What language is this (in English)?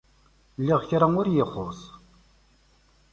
Kabyle